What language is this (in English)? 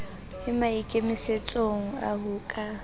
Southern Sotho